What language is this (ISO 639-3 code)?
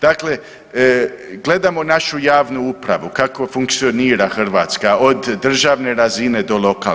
hrv